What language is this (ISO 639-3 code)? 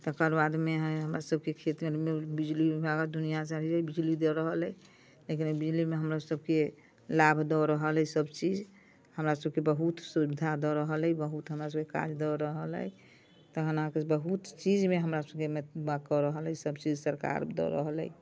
mai